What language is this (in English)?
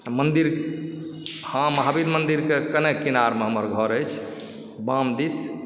Maithili